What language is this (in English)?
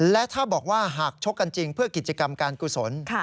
Thai